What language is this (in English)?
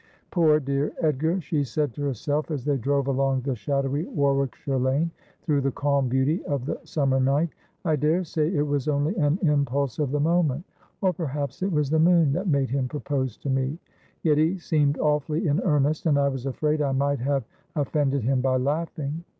English